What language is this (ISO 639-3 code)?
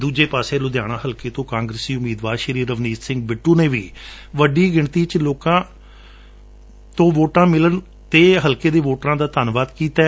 pan